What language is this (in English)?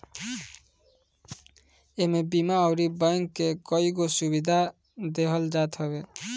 Bhojpuri